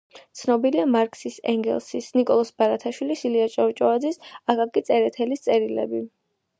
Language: Georgian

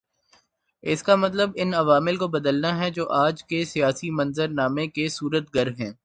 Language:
Urdu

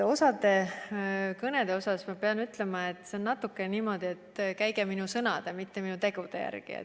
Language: Estonian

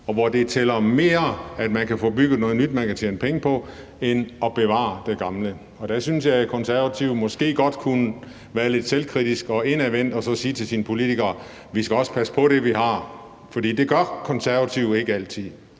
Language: Danish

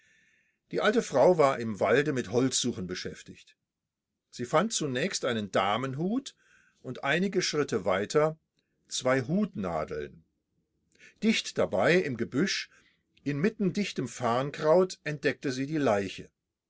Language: German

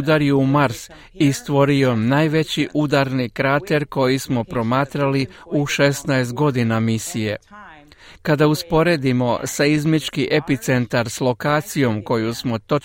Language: Croatian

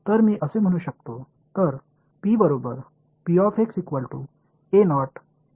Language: Marathi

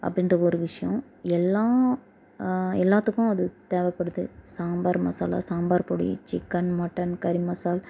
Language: Tamil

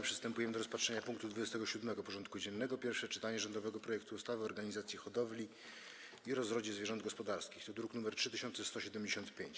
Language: Polish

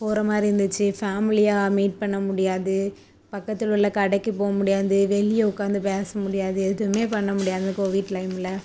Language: Tamil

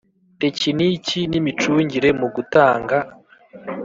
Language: Kinyarwanda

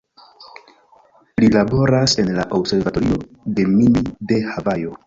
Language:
Esperanto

